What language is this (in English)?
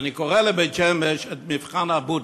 Hebrew